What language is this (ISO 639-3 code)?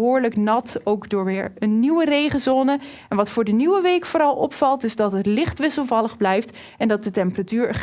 nld